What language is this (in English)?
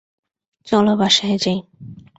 Bangla